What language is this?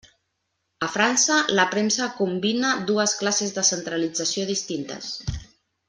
Catalan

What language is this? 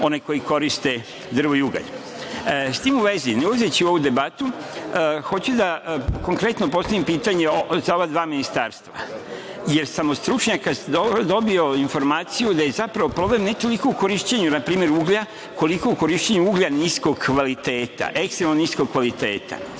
Serbian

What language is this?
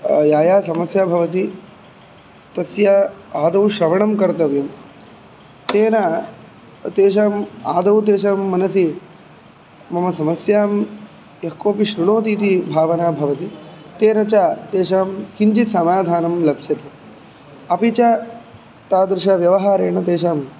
Sanskrit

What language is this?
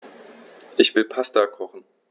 German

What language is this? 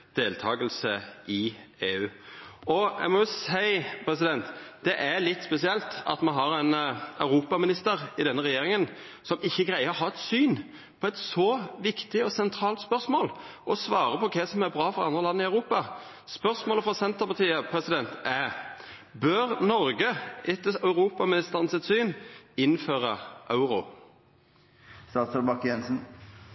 Norwegian Nynorsk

